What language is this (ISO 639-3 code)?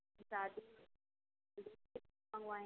hin